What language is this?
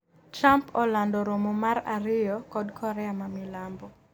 Luo (Kenya and Tanzania)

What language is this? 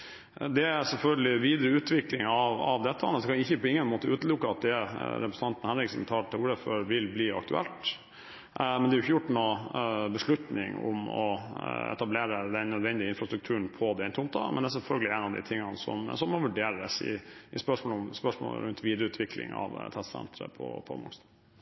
Norwegian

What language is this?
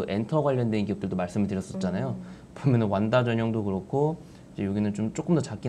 Korean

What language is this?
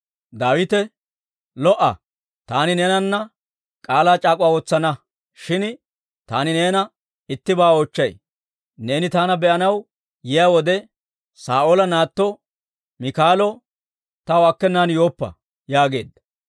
Dawro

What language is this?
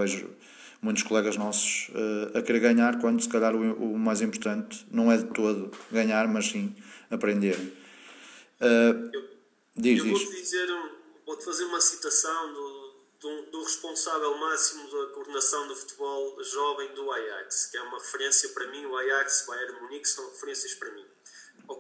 Portuguese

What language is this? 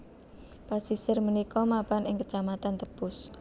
Javanese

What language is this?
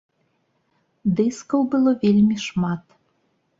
Belarusian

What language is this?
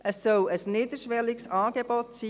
Swiss German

